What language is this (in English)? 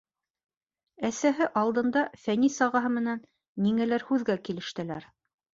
Bashkir